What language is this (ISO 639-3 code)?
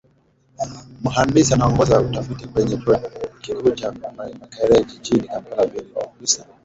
swa